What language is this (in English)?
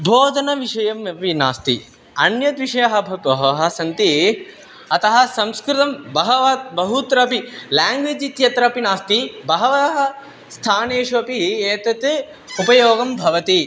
Sanskrit